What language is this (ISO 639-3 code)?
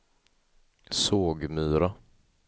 swe